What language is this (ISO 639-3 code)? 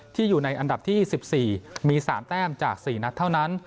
tha